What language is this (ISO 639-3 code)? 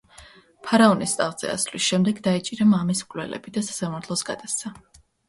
kat